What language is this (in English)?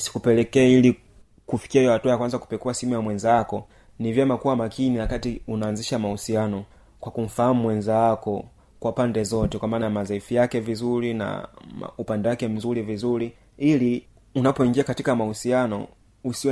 Swahili